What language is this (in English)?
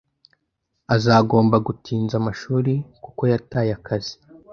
Kinyarwanda